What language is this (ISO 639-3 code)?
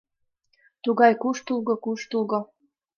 chm